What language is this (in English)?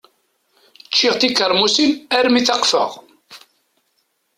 Kabyle